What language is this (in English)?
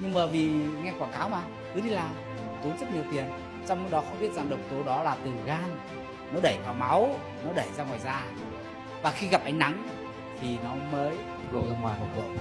Vietnamese